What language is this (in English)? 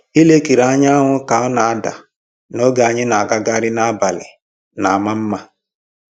Igbo